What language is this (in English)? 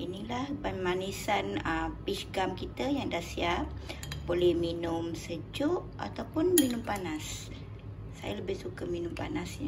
Malay